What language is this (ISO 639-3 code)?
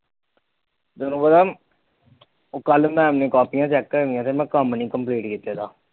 pan